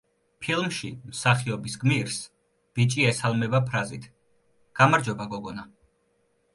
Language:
Georgian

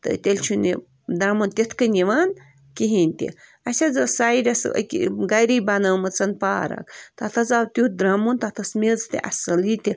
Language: Kashmiri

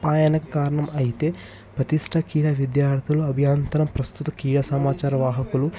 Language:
Telugu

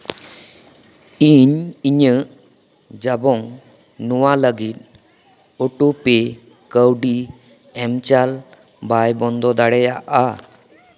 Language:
Santali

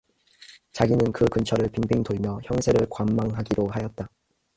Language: Korean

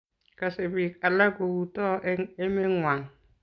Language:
Kalenjin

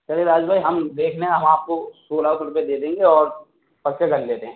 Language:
Urdu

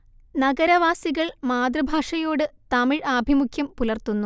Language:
Malayalam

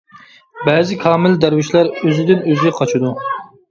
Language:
Uyghur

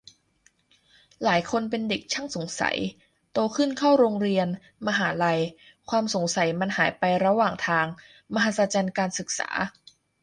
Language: Thai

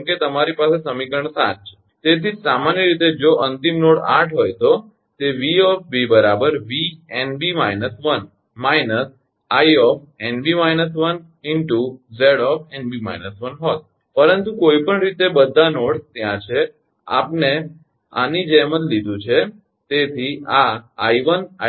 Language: Gujarati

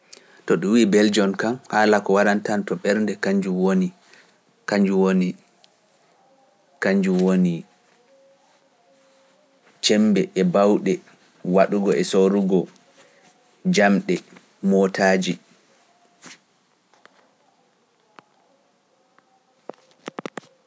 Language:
Pular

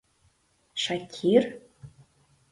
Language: Mari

